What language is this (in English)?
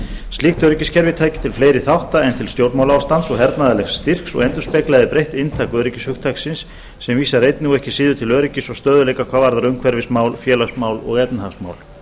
Icelandic